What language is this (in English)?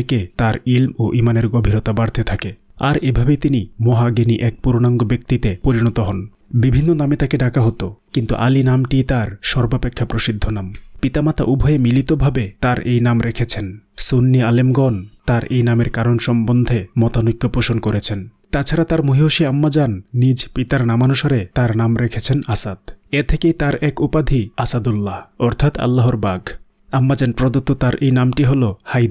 Indonesian